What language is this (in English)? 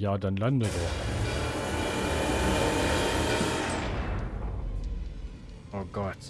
German